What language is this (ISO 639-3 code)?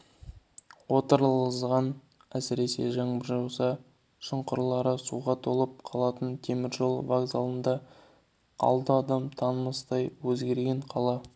kaz